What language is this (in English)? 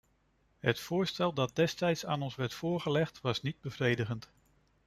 Dutch